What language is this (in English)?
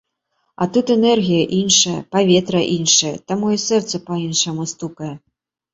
Belarusian